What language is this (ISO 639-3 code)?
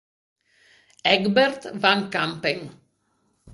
ita